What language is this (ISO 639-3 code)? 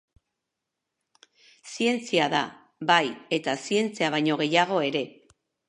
eus